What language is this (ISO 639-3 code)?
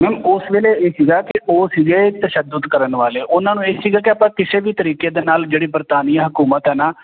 pan